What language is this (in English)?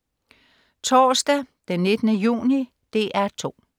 Danish